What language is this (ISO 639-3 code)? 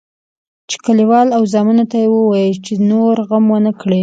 pus